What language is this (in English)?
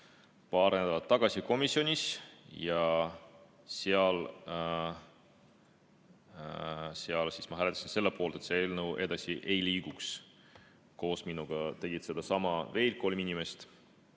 Estonian